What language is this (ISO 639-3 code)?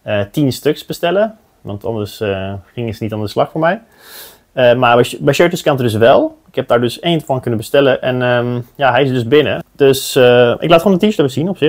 nld